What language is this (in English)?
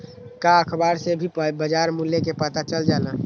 Magahi